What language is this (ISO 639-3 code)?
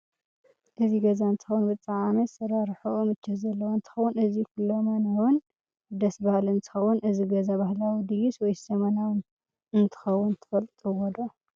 tir